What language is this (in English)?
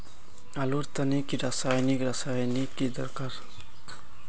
Magahi